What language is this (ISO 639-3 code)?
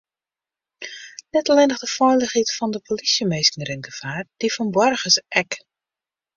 fry